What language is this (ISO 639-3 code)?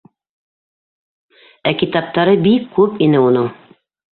bak